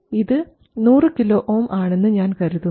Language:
Malayalam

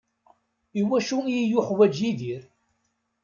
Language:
Kabyle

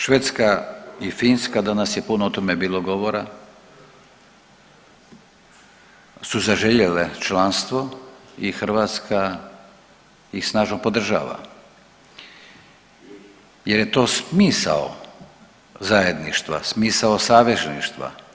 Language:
Croatian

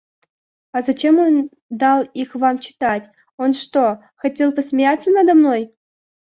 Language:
Russian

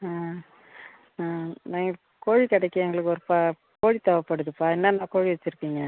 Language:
Tamil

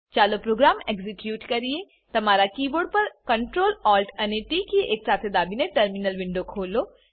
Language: Gujarati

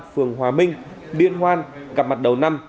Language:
Vietnamese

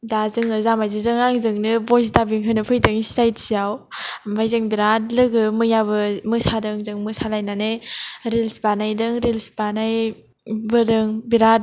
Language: Bodo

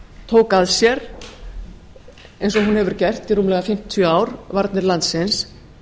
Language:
Icelandic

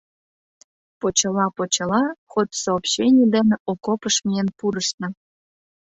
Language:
Mari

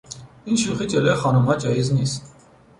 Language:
Persian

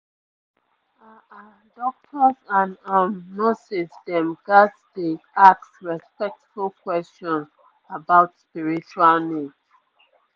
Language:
Nigerian Pidgin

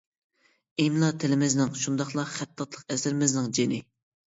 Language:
Uyghur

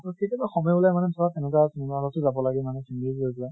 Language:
Assamese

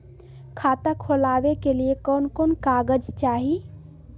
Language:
Magahi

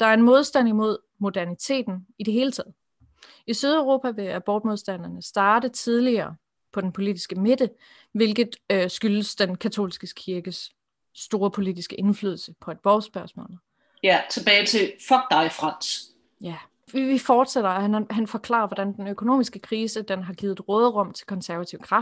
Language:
Danish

